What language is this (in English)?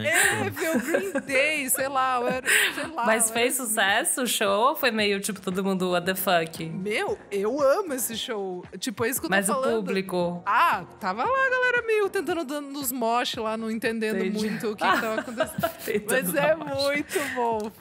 Portuguese